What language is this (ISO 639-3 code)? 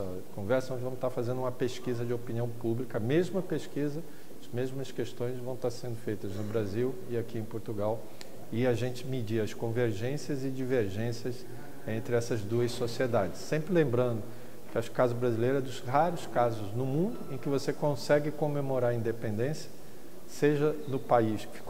por